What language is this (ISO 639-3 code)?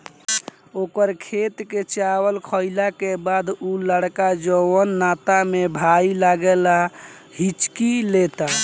bho